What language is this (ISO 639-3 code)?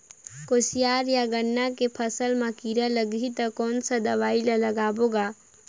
hne